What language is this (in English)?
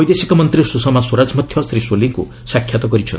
Odia